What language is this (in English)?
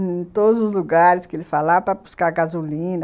Portuguese